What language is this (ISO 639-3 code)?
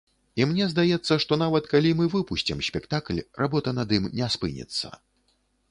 bel